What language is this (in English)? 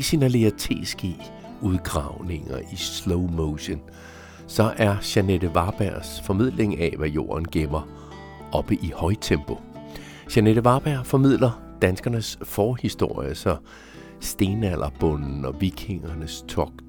Danish